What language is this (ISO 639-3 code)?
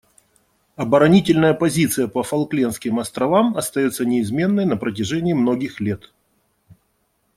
rus